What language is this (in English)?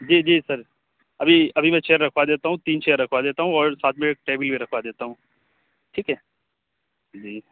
Urdu